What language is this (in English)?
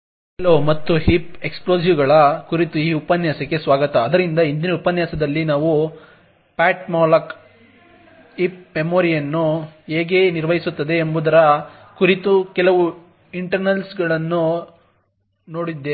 Kannada